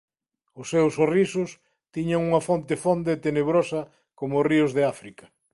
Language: Galician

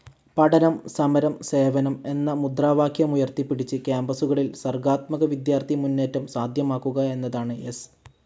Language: Malayalam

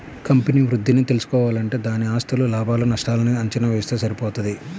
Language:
Telugu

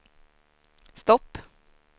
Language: Swedish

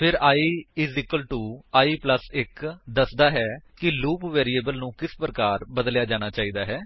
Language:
Punjabi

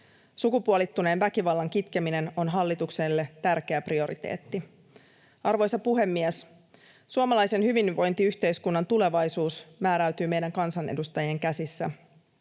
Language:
Finnish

